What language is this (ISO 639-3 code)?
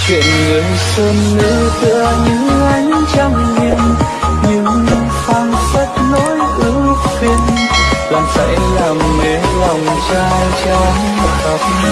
vie